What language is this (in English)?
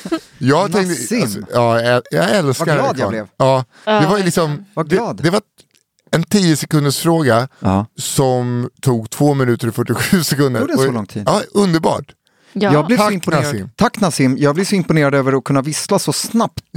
Swedish